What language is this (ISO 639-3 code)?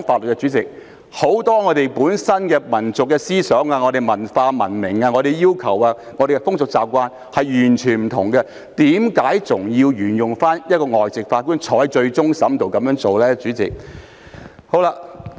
yue